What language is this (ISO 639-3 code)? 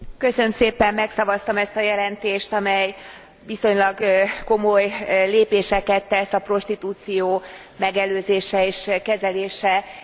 hun